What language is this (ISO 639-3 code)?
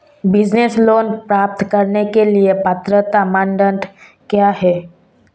hin